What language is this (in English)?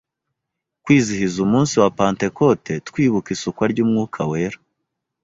Kinyarwanda